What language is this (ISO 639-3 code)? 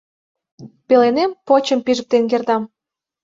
chm